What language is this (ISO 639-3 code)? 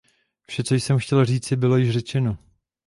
ces